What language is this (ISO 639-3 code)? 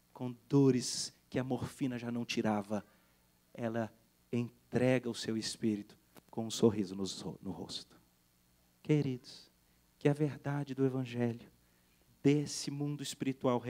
por